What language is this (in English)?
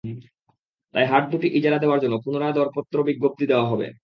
Bangla